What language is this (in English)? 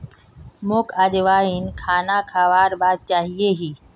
Magahi